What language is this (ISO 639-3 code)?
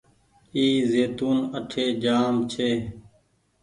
gig